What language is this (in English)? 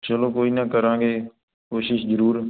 Punjabi